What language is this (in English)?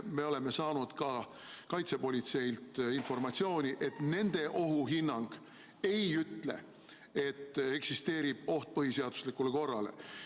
Estonian